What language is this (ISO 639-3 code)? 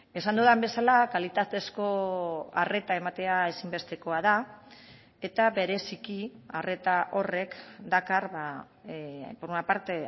eus